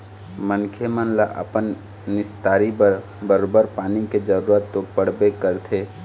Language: Chhattisgarhi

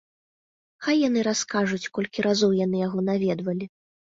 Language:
Belarusian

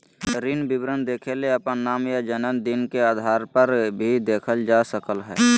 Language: Magahi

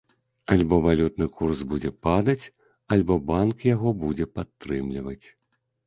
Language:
Belarusian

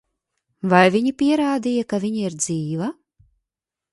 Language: Latvian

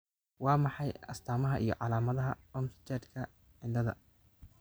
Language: Somali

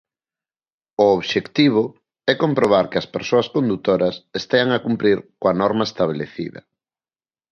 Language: Galician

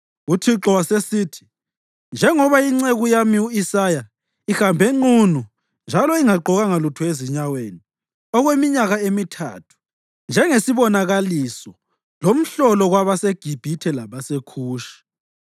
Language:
North Ndebele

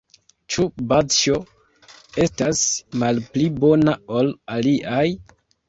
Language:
Esperanto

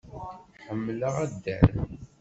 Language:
Kabyle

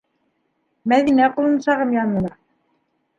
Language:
Bashkir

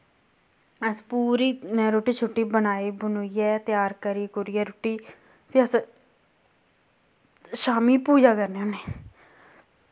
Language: Dogri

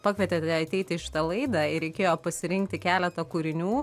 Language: Lithuanian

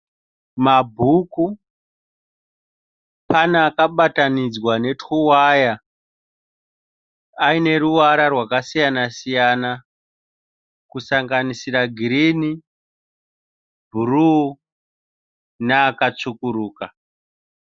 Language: Shona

